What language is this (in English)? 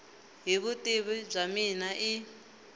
Tsonga